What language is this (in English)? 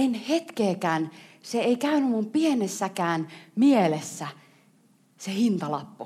Finnish